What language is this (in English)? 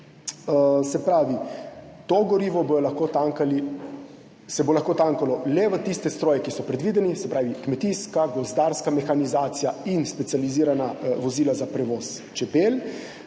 Slovenian